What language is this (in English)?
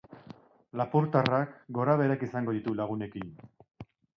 Basque